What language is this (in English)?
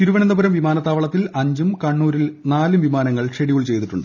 Malayalam